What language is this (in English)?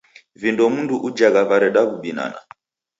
Taita